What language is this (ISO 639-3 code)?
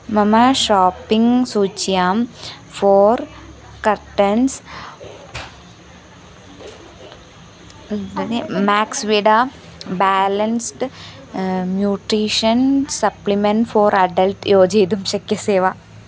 san